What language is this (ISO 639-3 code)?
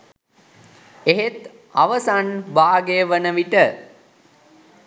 sin